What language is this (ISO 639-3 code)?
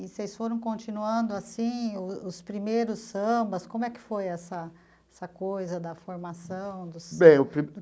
por